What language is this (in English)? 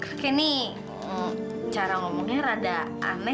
Indonesian